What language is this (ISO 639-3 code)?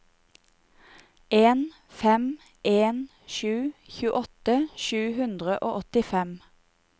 nor